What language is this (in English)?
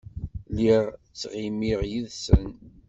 Kabyle